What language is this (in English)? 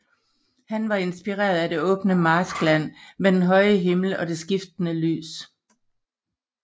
Danish